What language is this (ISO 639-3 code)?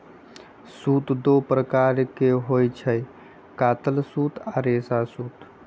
mag